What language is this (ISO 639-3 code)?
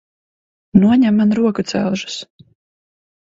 lav